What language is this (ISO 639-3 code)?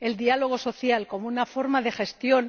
spa